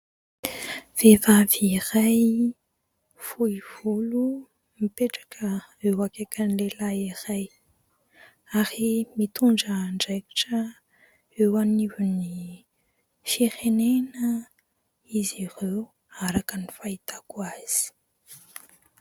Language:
Malagasy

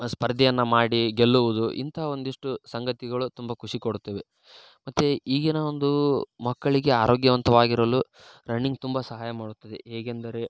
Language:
Kannada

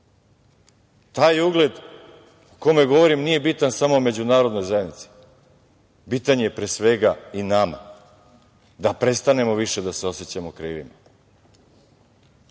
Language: Serbian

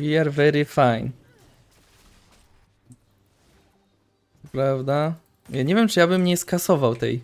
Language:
Polish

